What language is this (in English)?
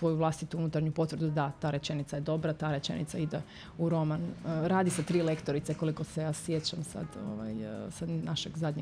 Croatian